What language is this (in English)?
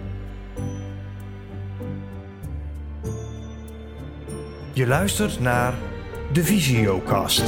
Dutch